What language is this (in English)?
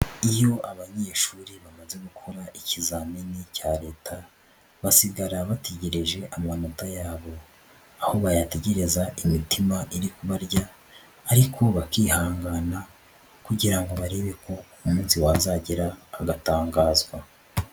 Kinyarwanda